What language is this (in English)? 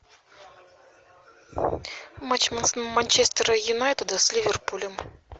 Russian